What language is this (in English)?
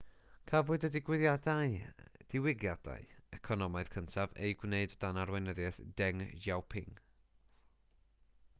Welsh